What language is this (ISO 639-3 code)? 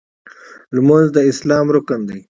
pus